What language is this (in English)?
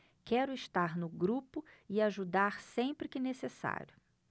Portuguese